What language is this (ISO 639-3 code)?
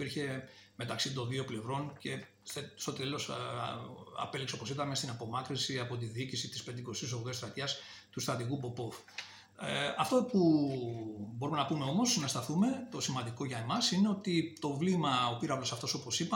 ell